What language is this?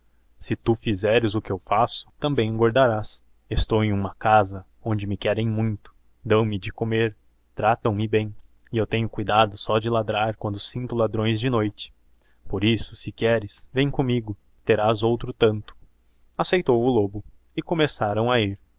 Portuguese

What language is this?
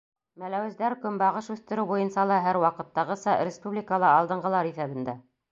Bashkir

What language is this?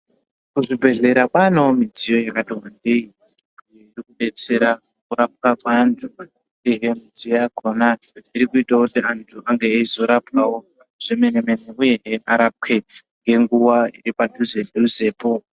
Ndau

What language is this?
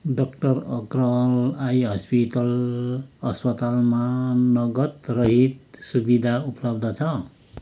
Nepali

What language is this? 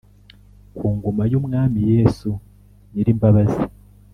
Kinyarwanda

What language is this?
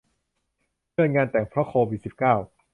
Thai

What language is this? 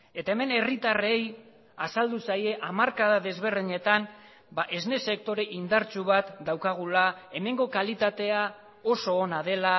Basque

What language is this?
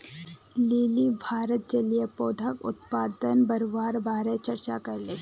Magahi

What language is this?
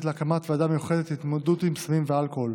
Hebrew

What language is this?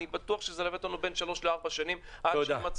Hebrew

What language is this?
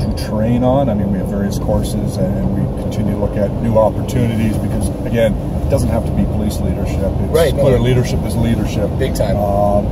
English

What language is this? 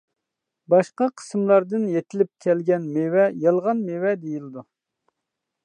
Uyghur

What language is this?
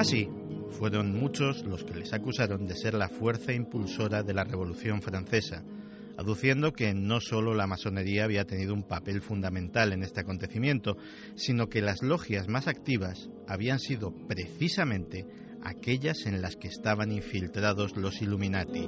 Spanish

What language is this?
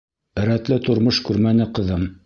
Bashkir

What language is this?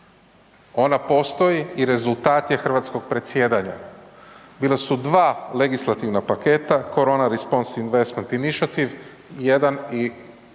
Croatian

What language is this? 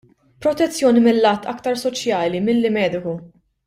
Maltese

